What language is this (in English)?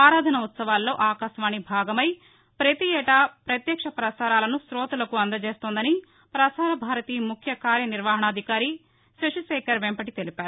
Telugu